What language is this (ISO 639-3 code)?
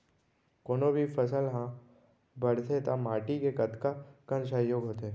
hne